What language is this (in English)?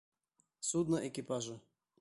Bashkir